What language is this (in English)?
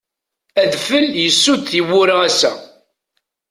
Kabyle